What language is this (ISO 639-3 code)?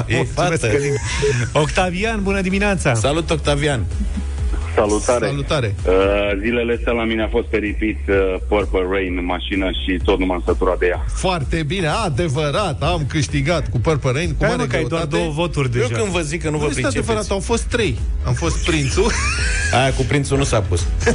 ron